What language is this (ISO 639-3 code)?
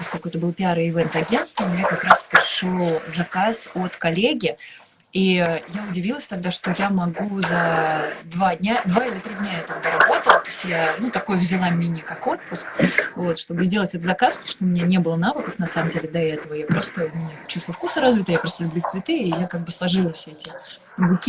rus